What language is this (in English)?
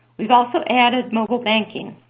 English